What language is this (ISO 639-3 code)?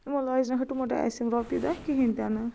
kas